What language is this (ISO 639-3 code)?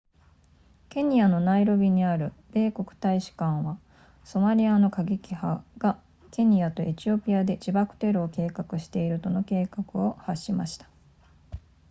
jpn